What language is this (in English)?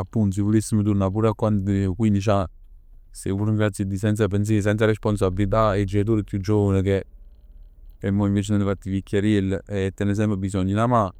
Neapolitan